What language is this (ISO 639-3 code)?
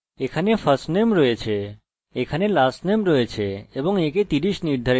ben